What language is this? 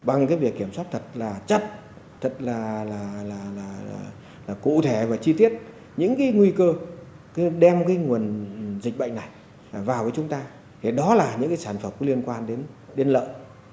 Vietnamese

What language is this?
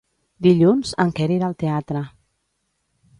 Catalan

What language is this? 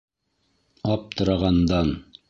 Bashkir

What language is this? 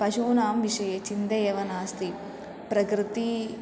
Sanskrit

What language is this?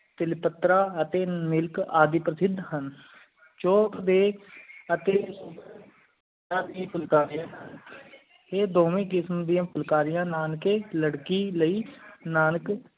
Punjabi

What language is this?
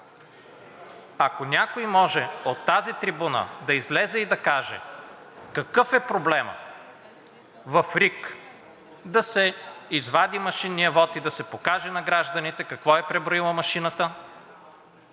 Bulgarian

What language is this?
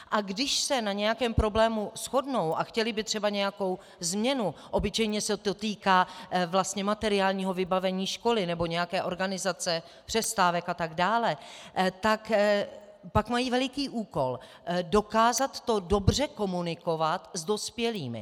Czech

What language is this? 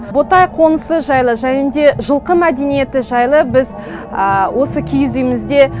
Kazakh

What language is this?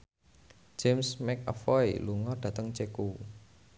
Javanese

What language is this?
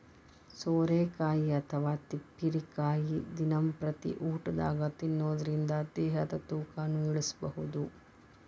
Kannada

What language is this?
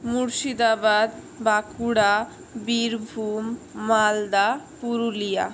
Bangla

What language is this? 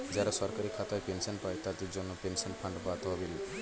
Bangla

